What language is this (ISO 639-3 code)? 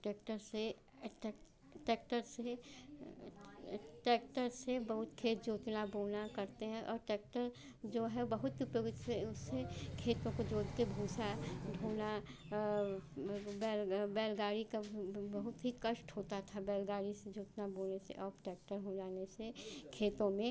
hin